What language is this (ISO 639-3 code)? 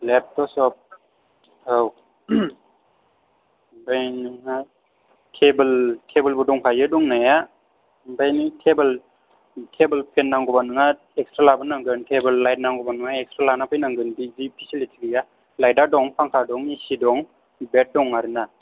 brx